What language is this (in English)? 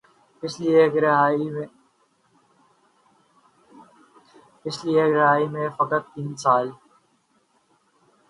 Urdu